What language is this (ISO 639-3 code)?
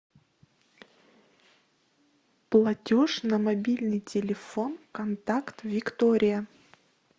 rus